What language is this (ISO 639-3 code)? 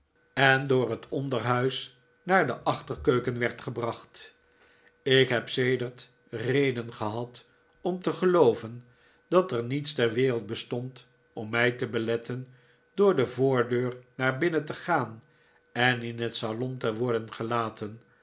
nld